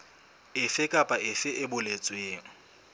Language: Southern Sotho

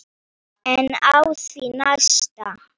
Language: Icelandic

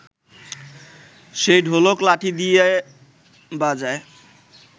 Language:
Bangla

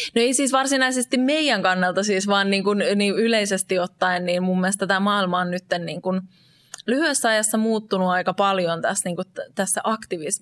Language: Finnish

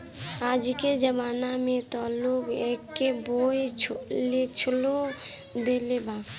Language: Bhojpuri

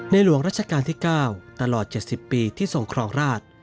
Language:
Thai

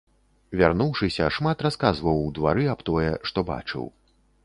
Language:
Belarusian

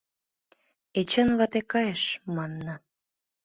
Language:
Mari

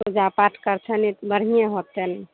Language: Maithili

